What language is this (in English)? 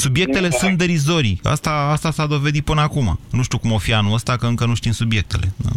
Romanian